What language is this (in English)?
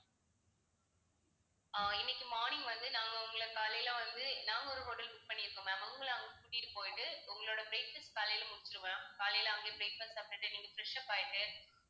Tamil